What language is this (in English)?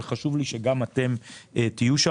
Hebrew